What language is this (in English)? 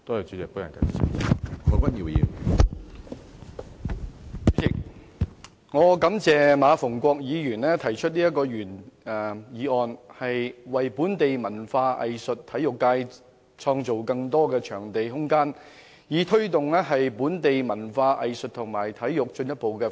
Cantonese